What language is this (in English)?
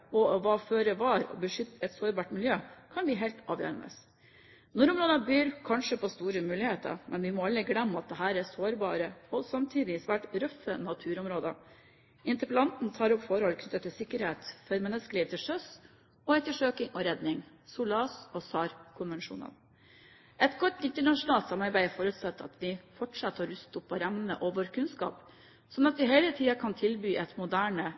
Norwegian Bokmål